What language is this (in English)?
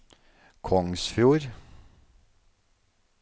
Norwegian